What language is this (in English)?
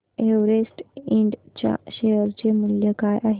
Marathi